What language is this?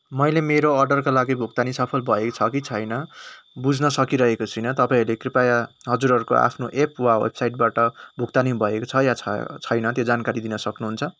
Nepali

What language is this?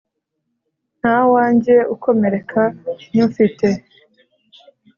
Kinyarwanda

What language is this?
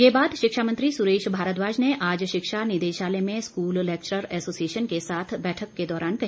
Hindi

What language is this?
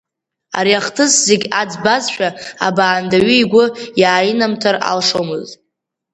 Abkhazian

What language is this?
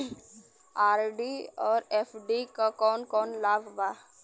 Bhojpuri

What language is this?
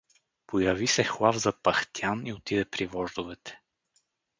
Bulgarian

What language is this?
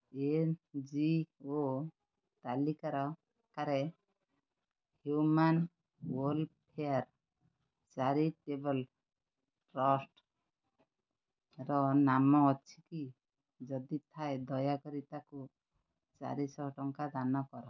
Odia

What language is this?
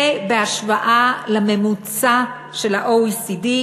Hebrew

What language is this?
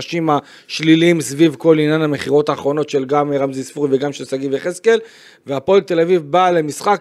Hebrew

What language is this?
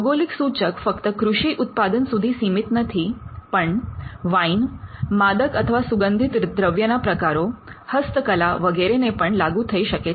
Gujarati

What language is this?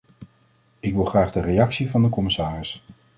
Dutch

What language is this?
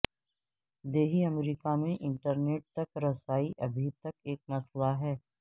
Urdu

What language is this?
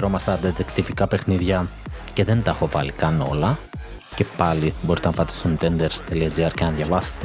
Greek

